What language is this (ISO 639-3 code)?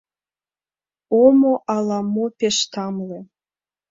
chm